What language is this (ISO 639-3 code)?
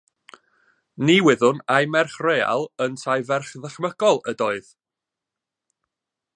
cym